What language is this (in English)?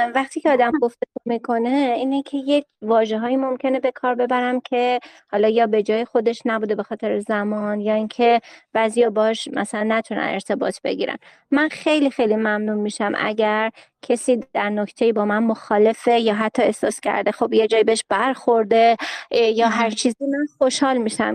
Persian